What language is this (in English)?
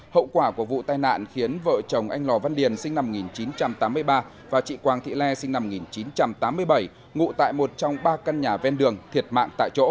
Vietnamese